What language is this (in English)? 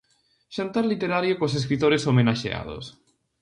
Galician